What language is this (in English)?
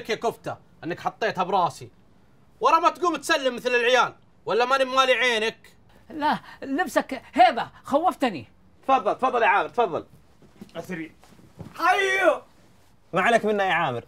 Arabic